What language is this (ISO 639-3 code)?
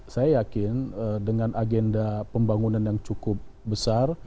ind